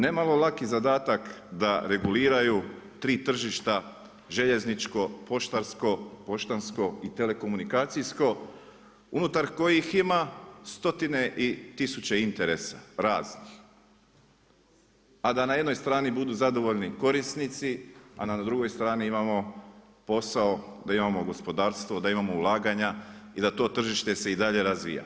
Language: Croatian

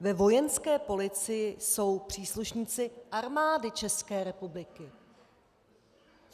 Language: Czech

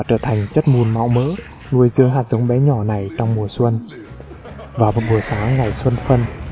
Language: Vietnamese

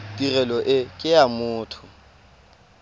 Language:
Tswana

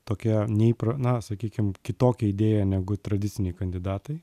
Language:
Lithuanian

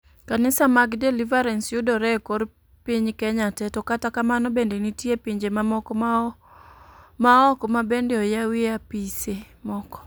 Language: Luo (Kenya and Tanzania)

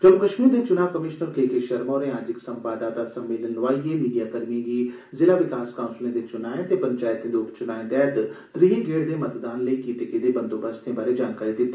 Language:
Dogri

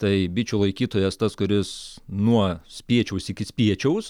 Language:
Lithuanian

